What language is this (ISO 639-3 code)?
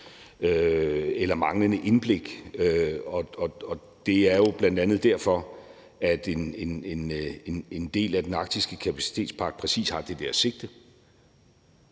dan